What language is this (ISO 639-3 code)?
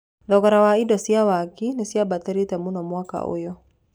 kik